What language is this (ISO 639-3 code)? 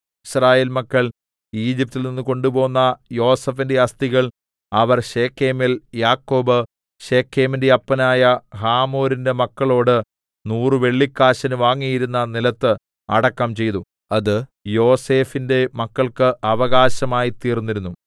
mal